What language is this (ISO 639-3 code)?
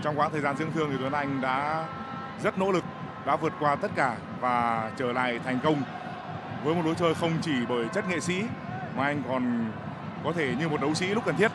vie